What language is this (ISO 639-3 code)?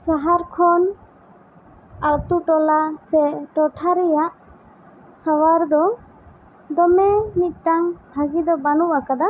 sat